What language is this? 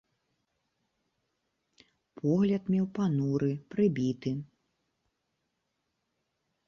Belarusian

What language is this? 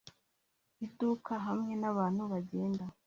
Kinyarwanda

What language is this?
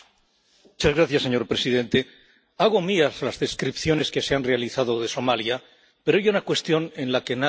Spanish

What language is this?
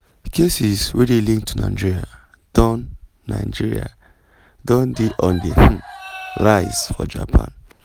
Nigerian Pidgin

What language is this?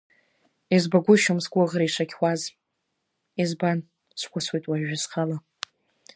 Abkhazian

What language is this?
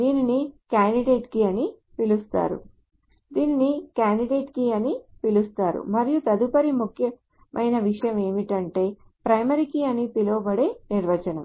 Telugu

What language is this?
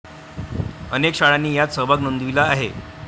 Marathi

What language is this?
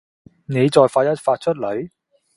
Cantonese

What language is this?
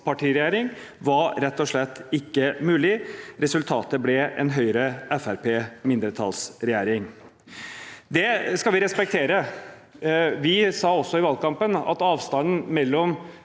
Norwegian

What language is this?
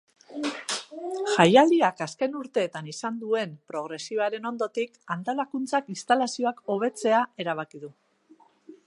Basque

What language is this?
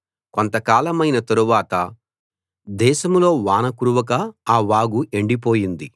Telugu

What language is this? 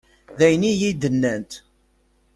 Kabyle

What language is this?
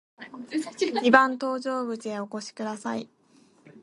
Japanese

